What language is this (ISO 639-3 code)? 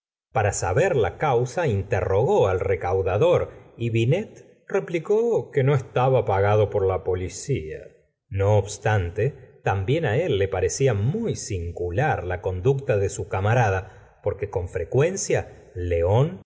spa